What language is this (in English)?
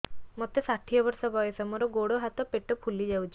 Odia